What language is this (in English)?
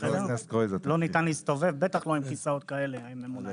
Hebrew